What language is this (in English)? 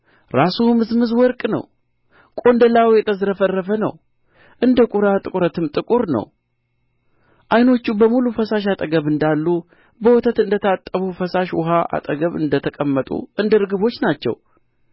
Amharic